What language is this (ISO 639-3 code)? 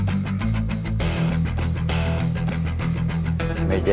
ind